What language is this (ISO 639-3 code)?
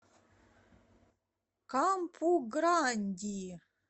rus